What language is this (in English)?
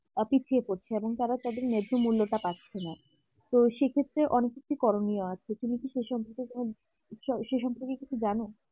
Bangla